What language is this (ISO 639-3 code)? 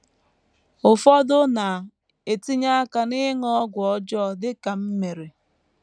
ibo